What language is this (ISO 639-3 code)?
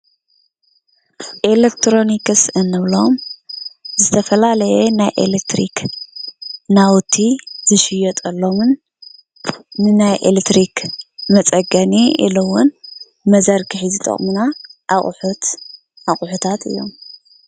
tir